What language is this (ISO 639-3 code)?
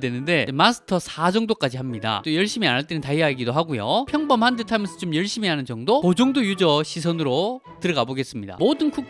kor